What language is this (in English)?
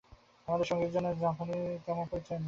Bangla